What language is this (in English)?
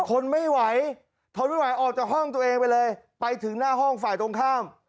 Thai